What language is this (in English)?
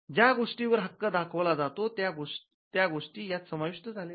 Marathi